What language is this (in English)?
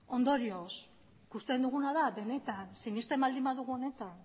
Basque